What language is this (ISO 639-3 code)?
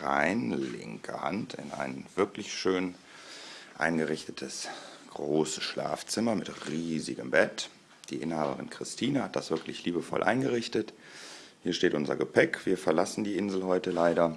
deu